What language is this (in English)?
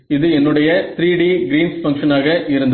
Tamil